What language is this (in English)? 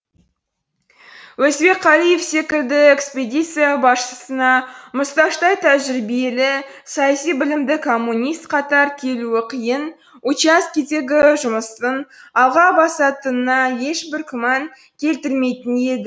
Kazakh